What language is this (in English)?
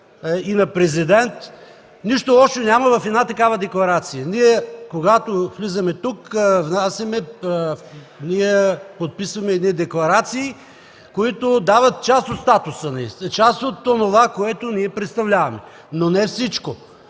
Bulgarian